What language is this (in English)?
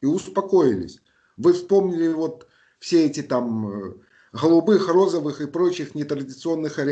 Russian